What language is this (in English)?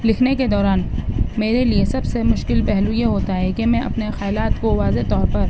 Urdu